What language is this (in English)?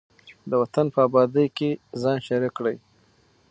Pashto